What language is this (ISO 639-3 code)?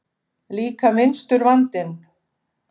isl